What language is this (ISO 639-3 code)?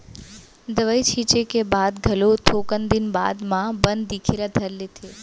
hne